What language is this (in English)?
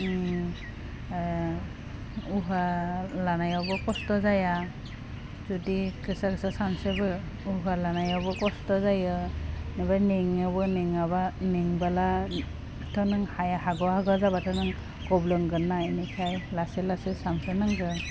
Bodo